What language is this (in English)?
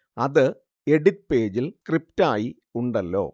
Malayalam